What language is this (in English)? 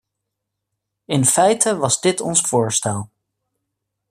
Dutch